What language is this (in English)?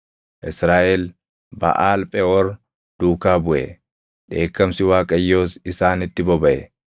Oromo